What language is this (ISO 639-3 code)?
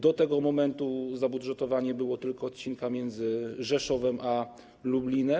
pol